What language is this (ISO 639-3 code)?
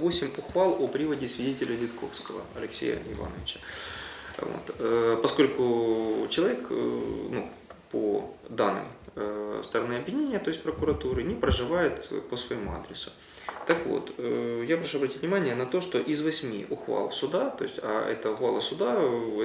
rus